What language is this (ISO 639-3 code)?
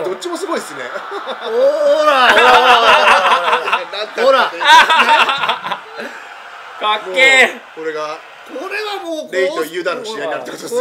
jpn